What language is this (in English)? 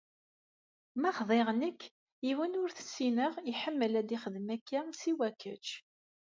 Kabyle